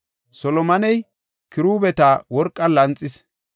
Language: Gofa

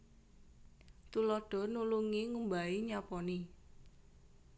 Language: Javanese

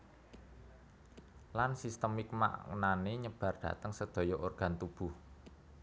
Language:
Javanese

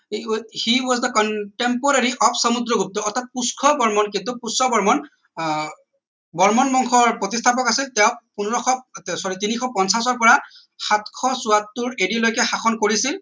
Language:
Assamese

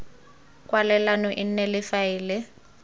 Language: Tswana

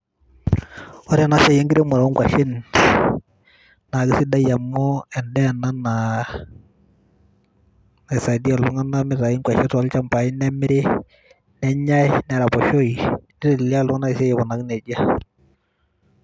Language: Masai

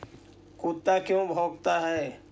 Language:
Magahi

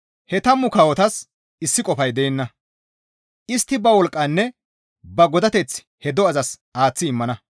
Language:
Gamo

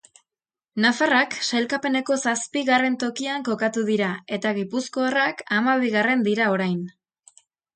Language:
Basque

